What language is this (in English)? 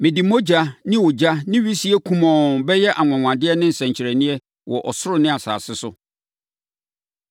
Akan